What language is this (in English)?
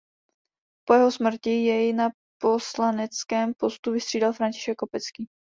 Czech